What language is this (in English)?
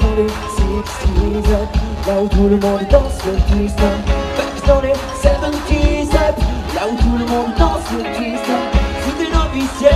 Romanian